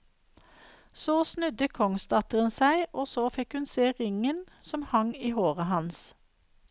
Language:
Norwegian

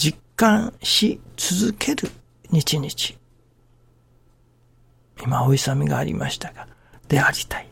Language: Japanese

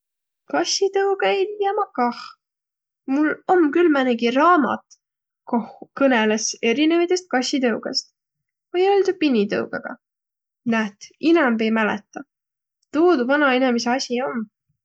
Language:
Võro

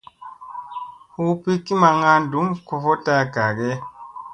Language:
Musey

